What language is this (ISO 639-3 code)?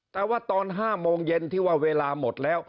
tha